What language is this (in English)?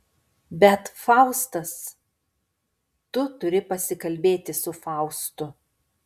Lithuanian